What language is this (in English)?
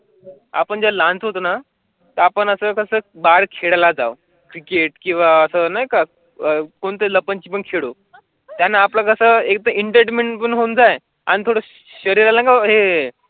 Marathi